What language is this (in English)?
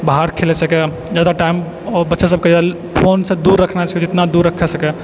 Maithili